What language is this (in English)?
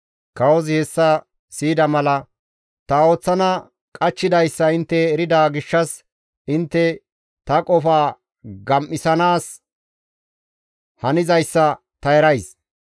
Gamo